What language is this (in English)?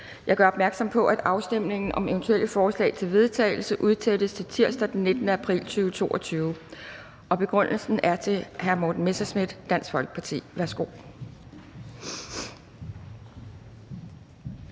Danish